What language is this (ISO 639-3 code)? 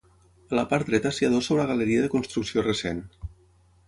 cat